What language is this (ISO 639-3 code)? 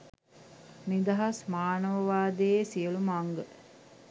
sin